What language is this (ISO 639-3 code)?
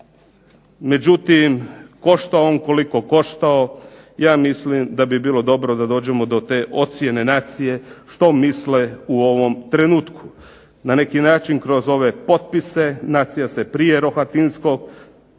hrv